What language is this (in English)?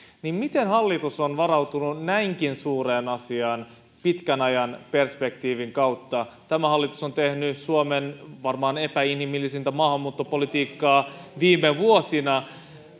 Finnish